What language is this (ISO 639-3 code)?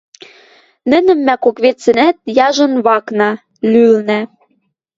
mrj